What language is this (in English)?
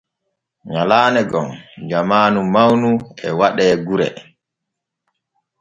Borgu Fulfulde